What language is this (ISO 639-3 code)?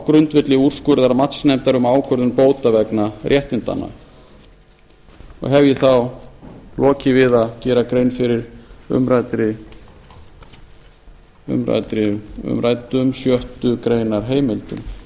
isl